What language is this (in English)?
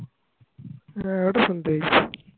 Bangla